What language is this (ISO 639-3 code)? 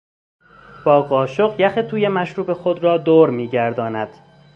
fas